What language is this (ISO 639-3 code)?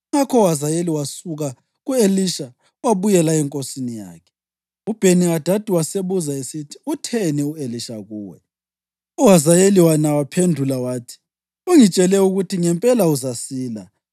nde